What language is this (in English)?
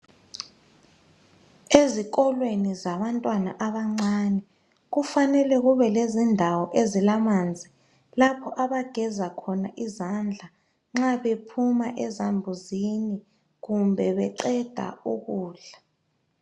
North Ndebele